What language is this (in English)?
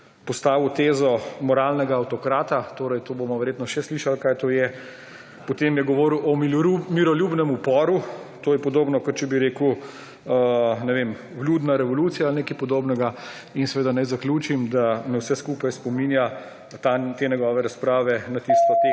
Slovenian